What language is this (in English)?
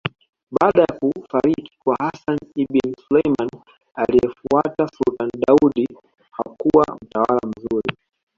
Swahili